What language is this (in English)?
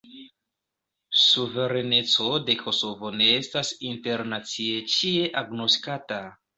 Esperanto